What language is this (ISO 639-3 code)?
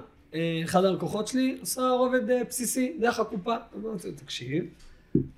heb